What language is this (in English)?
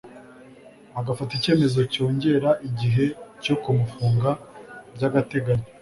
Kinyarwanda